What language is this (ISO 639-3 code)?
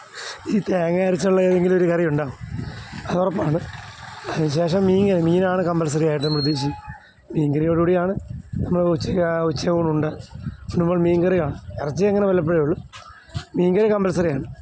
mal